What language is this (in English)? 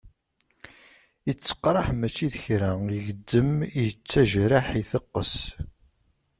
Kabyle